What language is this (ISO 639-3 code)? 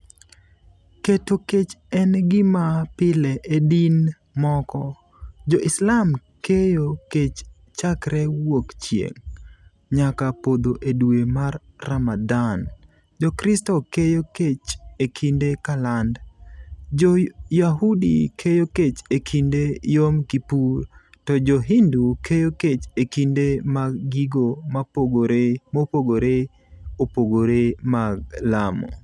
luo